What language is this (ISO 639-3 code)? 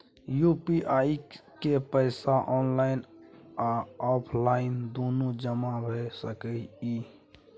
mai